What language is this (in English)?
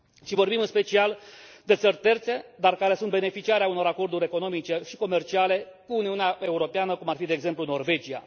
Romanian